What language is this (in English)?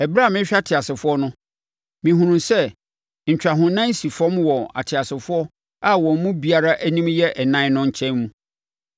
Akan